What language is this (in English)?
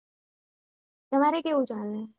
Gujarati